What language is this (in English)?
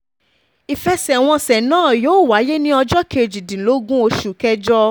Yoruba